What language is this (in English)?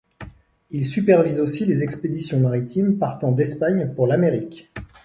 French